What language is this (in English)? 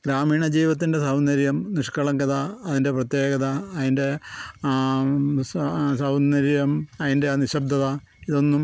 Malayalam